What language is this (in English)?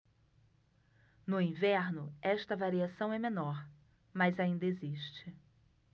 Portuguese